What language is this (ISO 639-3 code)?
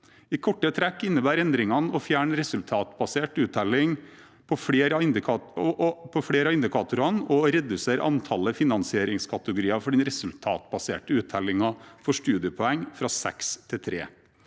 nor